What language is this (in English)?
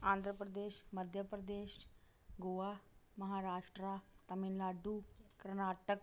Dogri